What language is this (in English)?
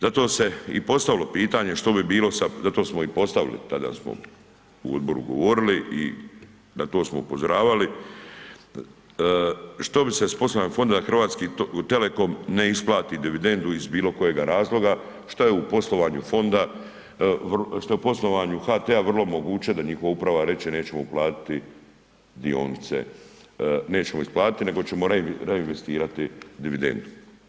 Croatian